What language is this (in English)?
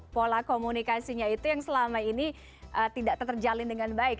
Indonesian